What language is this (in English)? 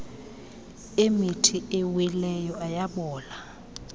Xhosa